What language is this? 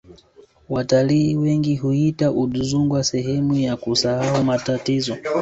Swahili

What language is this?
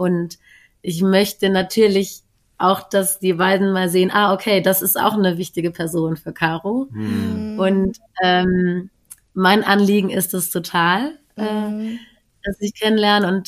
German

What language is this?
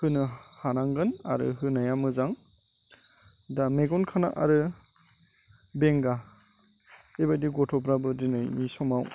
Bodo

